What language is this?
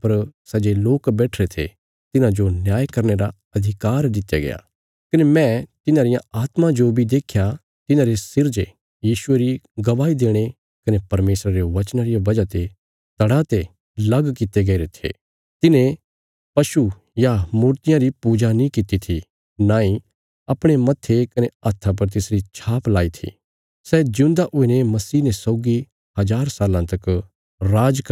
Bilaspuri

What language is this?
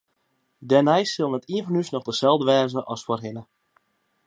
Western Frisian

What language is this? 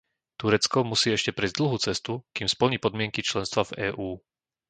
Slovak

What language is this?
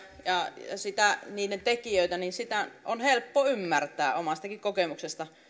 Finnish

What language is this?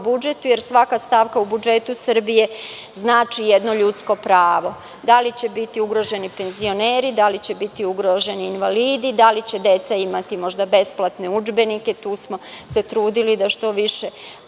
Serbian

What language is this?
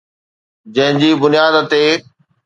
Sindhi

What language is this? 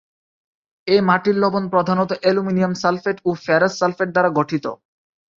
Bangla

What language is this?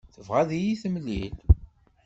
Kabyle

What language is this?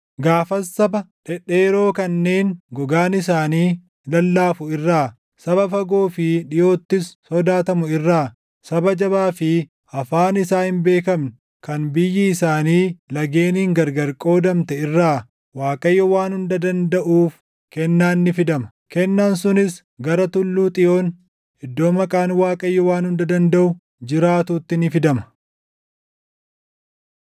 Oromo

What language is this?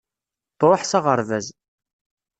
Kabyle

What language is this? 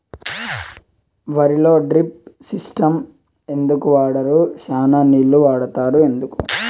Telugu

